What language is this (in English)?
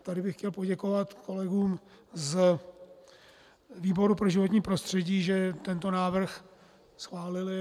Czech